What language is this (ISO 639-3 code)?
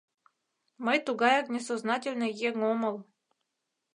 chm